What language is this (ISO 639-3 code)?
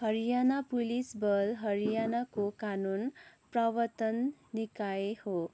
nep